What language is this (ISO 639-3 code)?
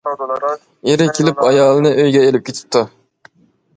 uig